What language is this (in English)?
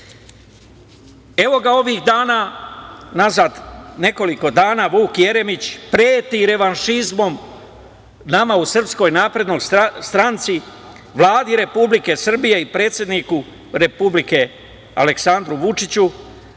Serbian